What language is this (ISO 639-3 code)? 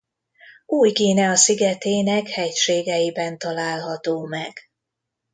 hun